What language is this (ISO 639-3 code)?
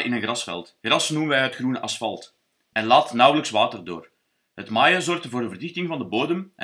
nld